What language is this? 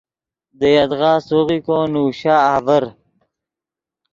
Yidgha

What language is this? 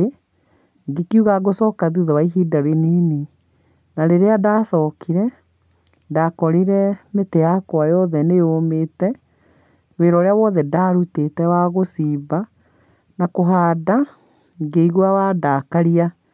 Kikuyu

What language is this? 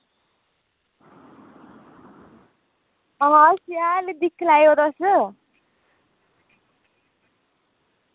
Dogri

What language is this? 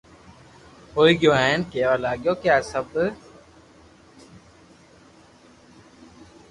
Loarki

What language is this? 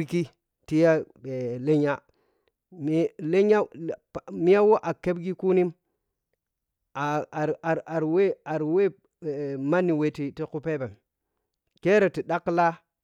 Piya-Kwonci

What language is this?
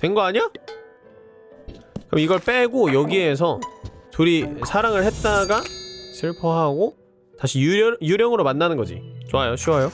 Korean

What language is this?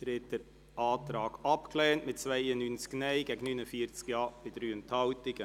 Swiss German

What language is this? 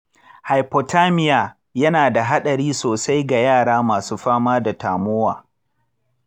Hausa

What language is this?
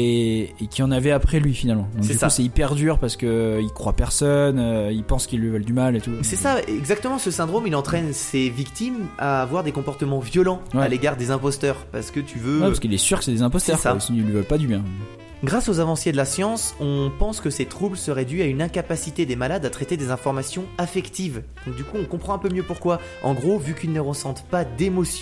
French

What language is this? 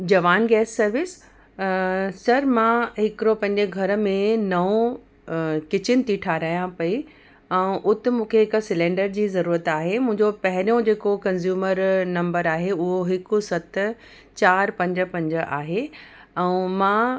Sindhi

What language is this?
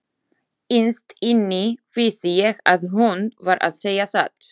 Icelandic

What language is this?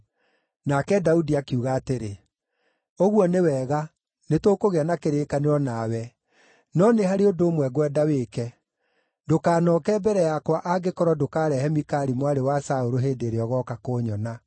Kikuyu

